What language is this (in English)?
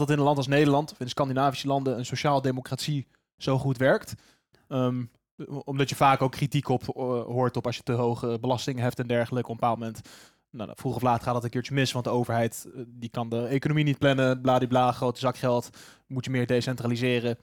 Dutch